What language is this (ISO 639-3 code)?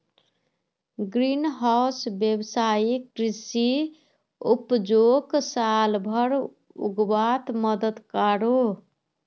mag